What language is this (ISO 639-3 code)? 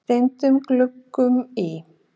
isl